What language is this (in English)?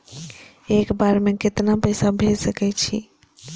Maithili